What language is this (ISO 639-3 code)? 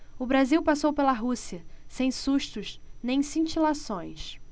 por